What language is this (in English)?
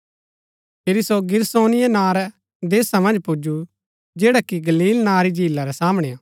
Gaddi